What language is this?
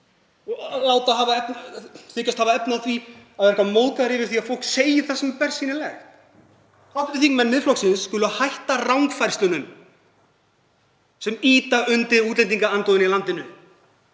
Icelandic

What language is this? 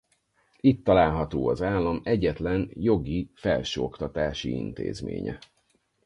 Hungarian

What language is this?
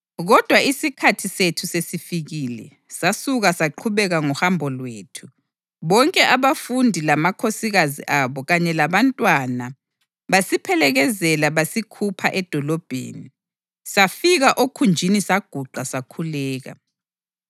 North Ndebele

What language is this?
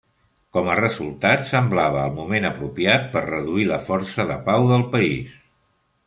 Catalan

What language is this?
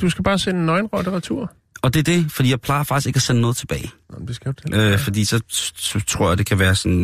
Danish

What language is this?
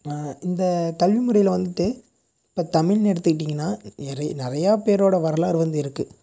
Tamil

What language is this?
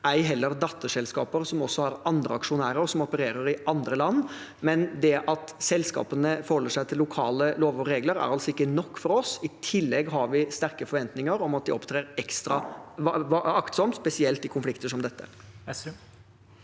Norwegian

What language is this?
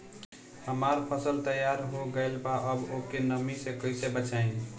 Bhojpuri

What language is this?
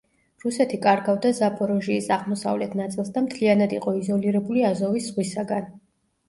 Georgian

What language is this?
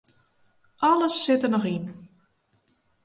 Western Frisian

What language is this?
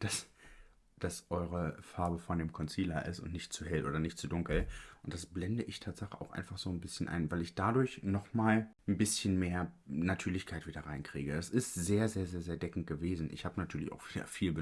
German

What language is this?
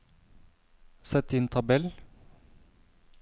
Norwegian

